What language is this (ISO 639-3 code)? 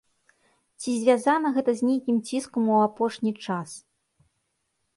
bel